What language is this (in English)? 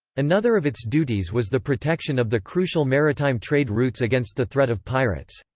English